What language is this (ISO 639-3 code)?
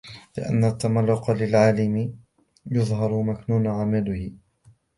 ara